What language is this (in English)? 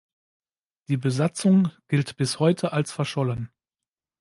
German